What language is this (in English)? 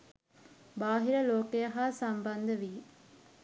Sinhala